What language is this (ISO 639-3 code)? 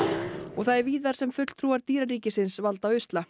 isl